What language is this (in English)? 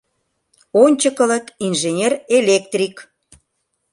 Mari